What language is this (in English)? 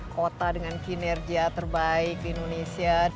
Indonesian